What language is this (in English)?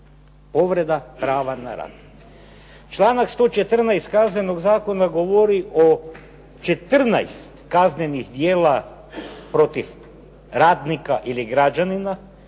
Croatian